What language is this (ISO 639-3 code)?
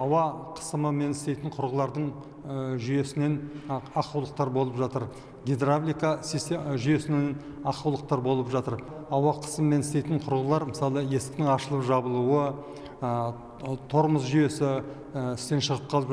rus